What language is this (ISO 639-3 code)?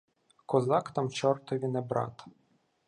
ukr